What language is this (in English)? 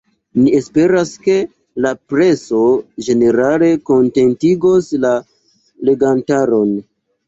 Esperanto